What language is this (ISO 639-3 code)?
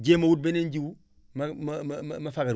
wol